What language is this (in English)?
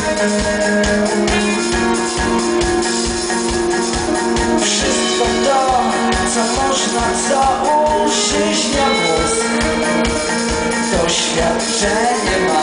Polish